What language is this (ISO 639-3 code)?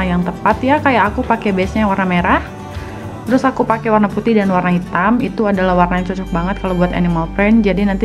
ind